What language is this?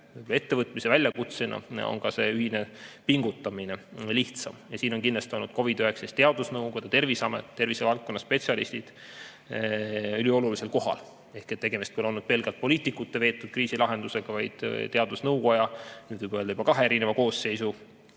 Estonian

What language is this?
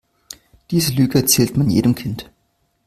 German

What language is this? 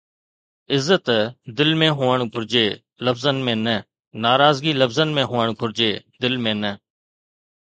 Sindhi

